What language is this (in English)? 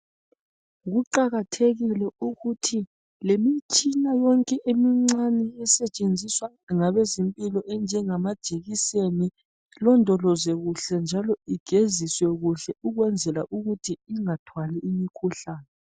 North Ndebele